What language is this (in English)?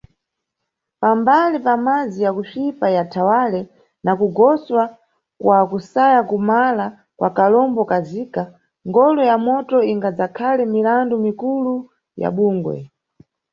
Nyungwe